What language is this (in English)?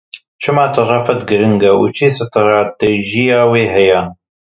Kurdish